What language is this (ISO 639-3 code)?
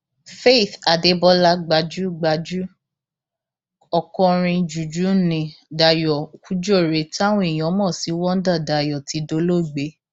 yor